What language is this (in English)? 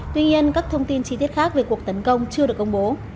Vietnamese